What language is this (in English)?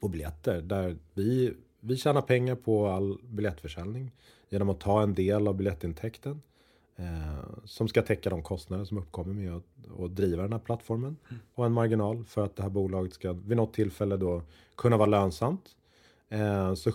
Swedish